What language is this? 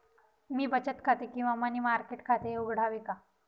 Marathi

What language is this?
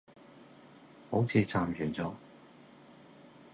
Cantonese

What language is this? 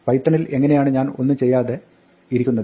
Malayalam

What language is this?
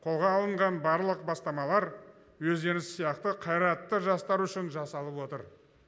Kazakh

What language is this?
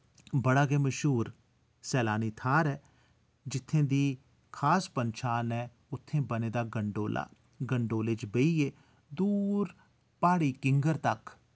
Dogri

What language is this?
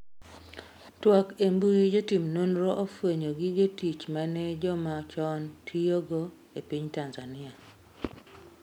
Luo (Kenya and Tanzania)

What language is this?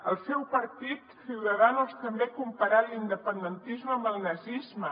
Catalan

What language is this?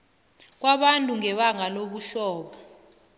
South Ndebele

